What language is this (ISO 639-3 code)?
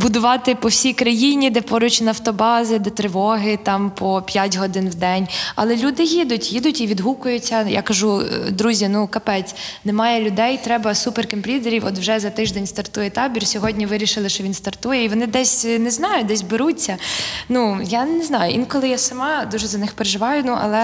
ukr